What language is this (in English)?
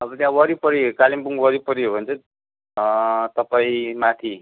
Nepali